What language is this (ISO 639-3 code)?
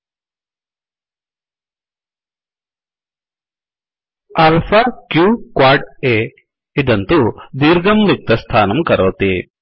san